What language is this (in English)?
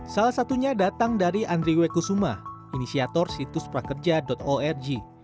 Indonesian